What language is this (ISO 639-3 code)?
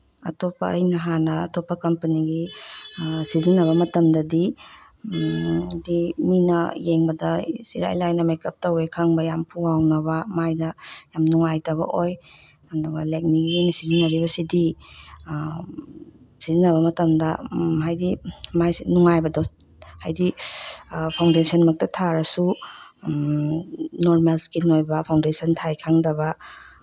mni